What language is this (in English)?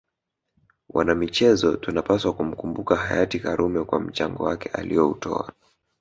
Swahili